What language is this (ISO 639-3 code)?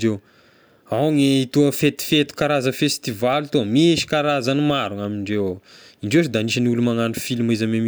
tkg